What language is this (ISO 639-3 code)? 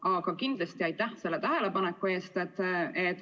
est